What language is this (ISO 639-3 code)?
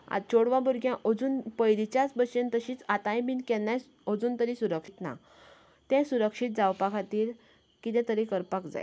kok